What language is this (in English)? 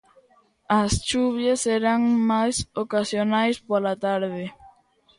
Galician